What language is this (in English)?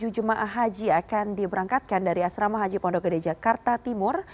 Indonesian